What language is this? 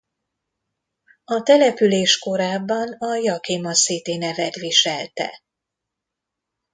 Hungarian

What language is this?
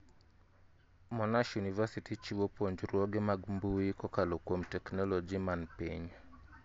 Luo (Kenya and Tanzania)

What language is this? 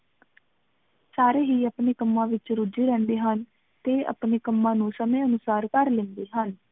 Punjabi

